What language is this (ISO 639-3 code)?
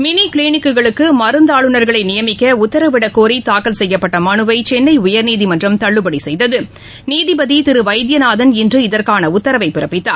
tam